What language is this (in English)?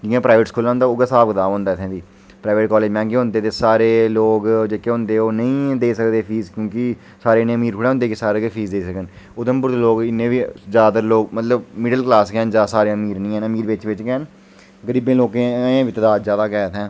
Dogri